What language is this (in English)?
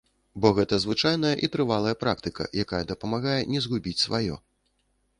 Belarusian